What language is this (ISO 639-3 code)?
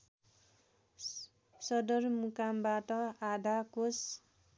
nep